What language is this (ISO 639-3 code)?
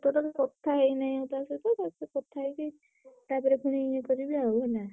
ori